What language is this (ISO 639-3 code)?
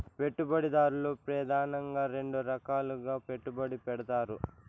tel